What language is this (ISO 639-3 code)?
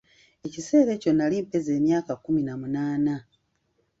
lug